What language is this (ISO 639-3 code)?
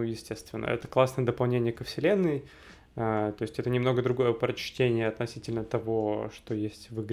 rus